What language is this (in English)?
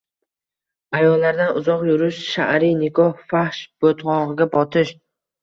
Uzbek